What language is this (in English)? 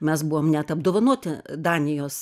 Lithuanian